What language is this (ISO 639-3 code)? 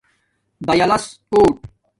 dmk